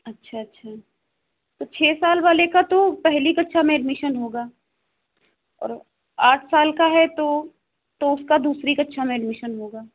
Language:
Hindi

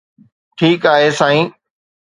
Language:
Sindhi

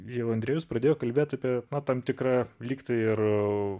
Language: Lithuanian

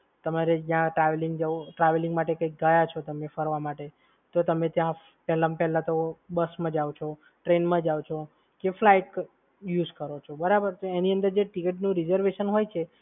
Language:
Gujarati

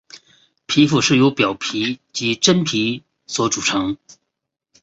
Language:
Chinese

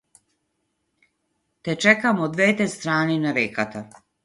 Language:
Macedonian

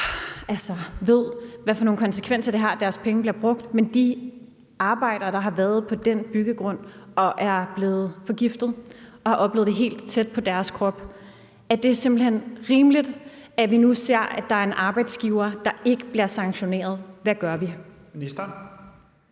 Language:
Danish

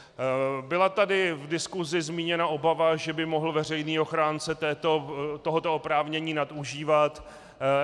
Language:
Czech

